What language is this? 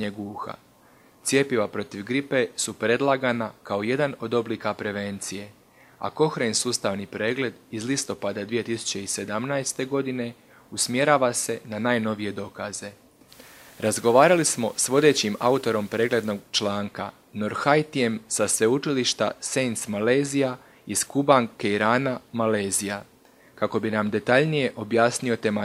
Croatian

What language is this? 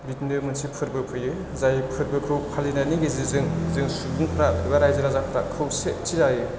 Bodo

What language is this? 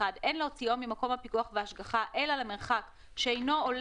Hebrew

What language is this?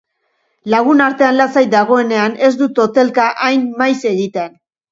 Basque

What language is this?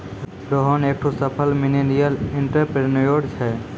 Maithili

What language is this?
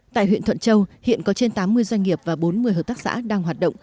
Vietnamese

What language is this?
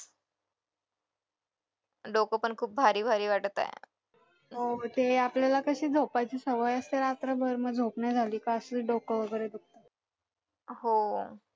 Marathi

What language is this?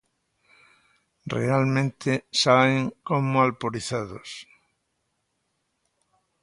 Galician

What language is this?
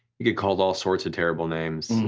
English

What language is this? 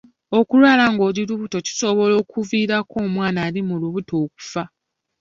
Ganda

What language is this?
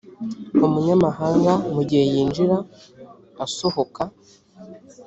Kinyarwanda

